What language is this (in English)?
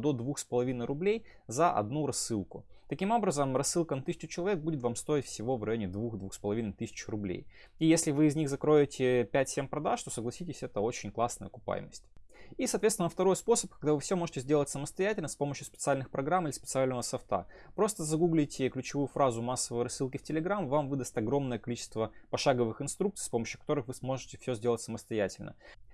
Russian